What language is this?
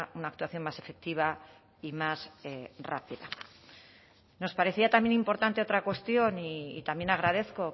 Spanish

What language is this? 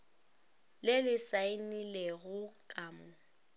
Northern Sotho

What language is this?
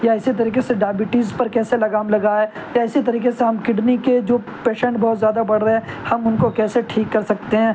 Urdu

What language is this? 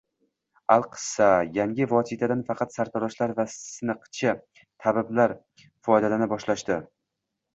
Uzbek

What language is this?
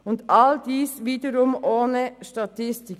Swiss German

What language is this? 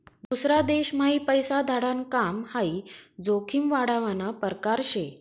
Marathi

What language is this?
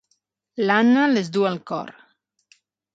Catalan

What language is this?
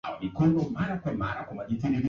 Swahili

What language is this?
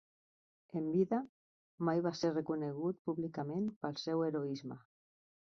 Catalan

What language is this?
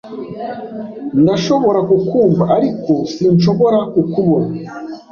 Kinyarwanda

